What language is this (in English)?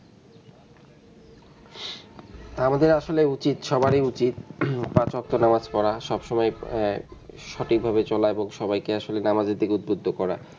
Bangla